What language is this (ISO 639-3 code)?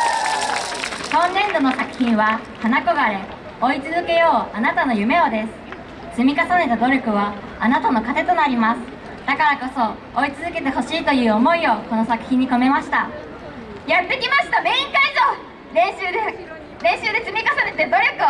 jpn